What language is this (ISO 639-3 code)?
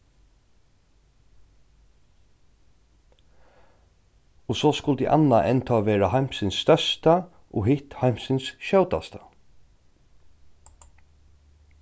fao